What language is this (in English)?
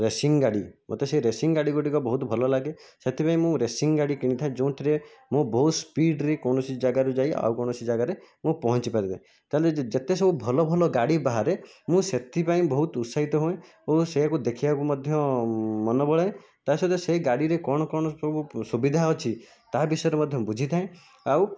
Odia